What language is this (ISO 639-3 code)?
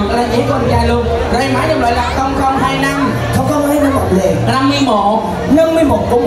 vie